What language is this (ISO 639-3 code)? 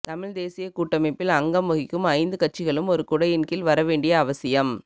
tam